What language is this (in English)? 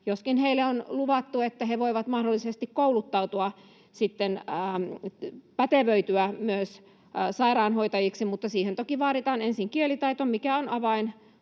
Finnish